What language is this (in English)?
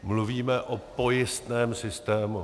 Czech